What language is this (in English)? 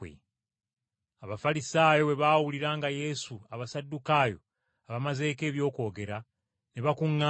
Ganda